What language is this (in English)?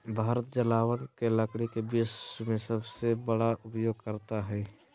Magahi